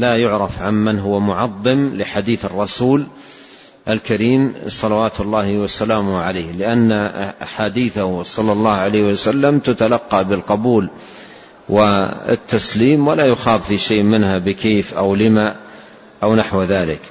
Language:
Arabic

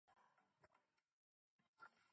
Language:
Chinese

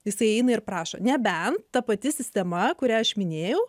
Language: Lithuanian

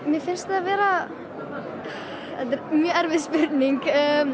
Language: Icelandic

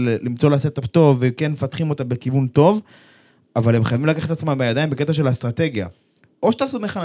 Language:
Hebrew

